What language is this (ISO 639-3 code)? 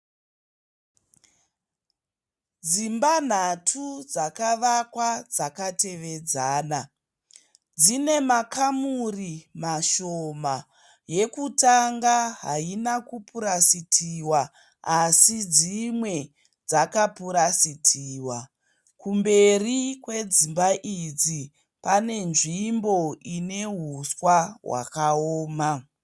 sna